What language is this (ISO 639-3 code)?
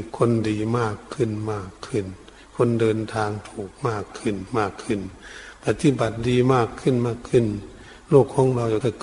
tha